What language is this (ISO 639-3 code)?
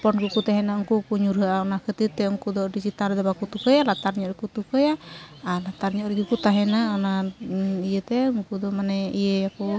sat